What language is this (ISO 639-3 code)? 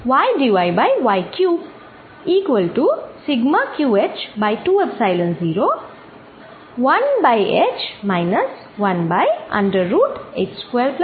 ben